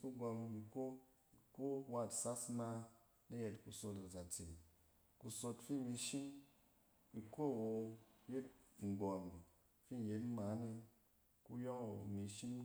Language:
Cen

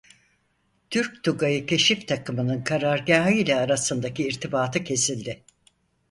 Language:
Turkish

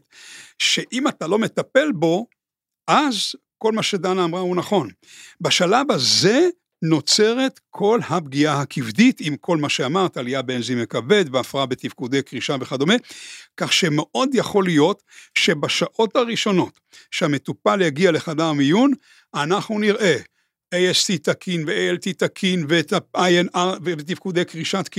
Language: Hebrew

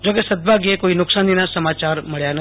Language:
Gujarati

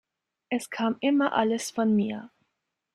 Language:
German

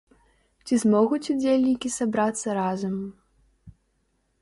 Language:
Belarusian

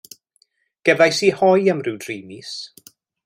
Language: Welsh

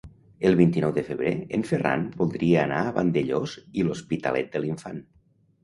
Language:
Catalan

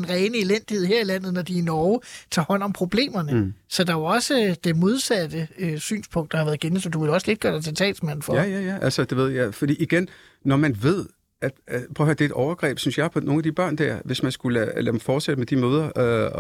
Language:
Danish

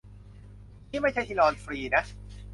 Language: Thai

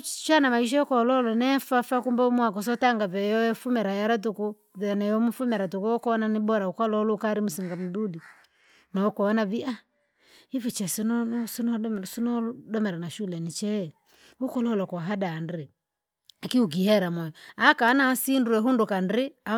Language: Langi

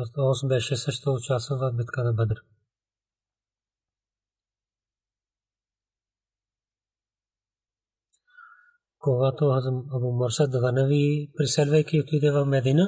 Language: Bulgarian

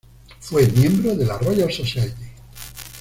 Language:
Spanish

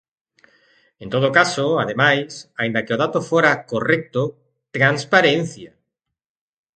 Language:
Galician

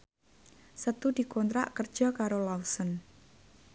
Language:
Javanese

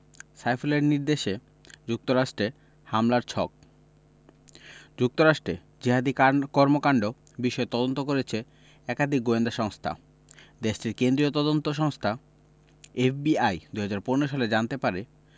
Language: Bangla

